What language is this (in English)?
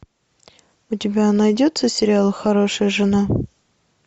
Russian